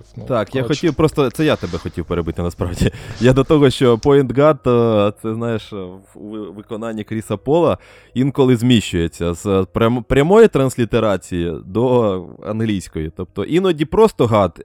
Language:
Ukrainian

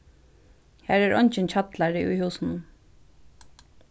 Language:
Faroese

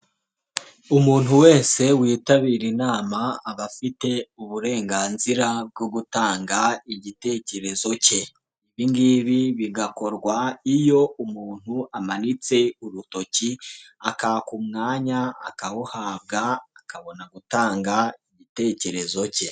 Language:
Kinyarwanda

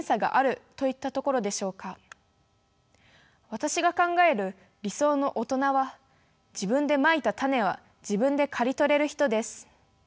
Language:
Japanese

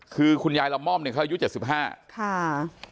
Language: Thai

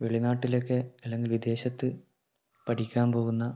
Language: Malayalam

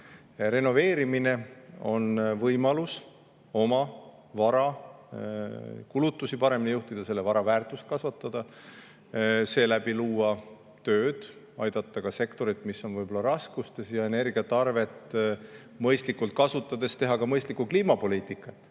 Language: Estonian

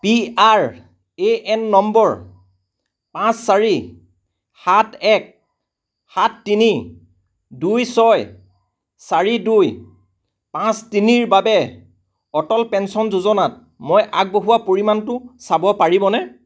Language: Assamese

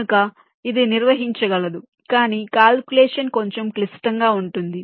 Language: Telugu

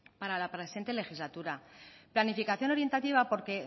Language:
Spanish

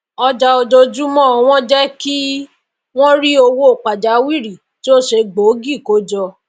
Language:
Yoruba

